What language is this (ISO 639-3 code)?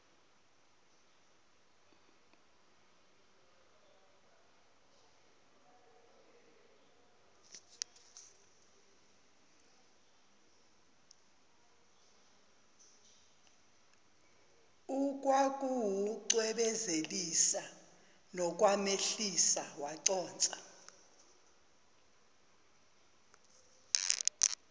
zul